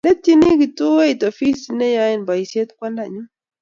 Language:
Kalenjin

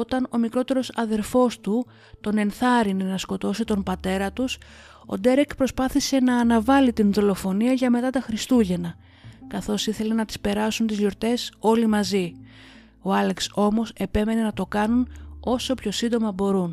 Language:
Greek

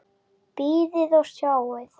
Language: Icelandic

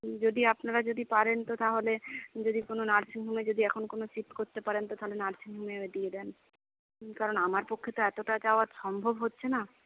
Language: Bangla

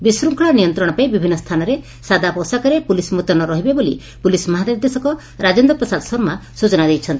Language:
Odia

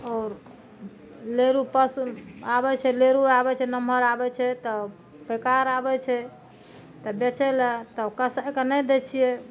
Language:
Maithili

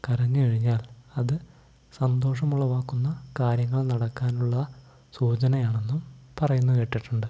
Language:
Malayalam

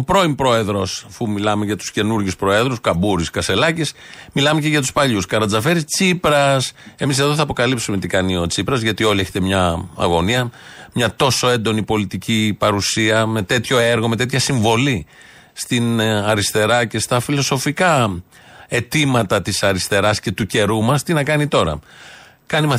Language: Greek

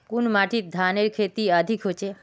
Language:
Magahi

